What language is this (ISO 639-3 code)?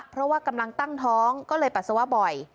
tha